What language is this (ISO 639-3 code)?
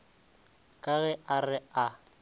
nso